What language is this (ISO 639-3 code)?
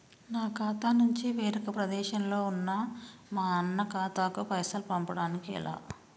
tel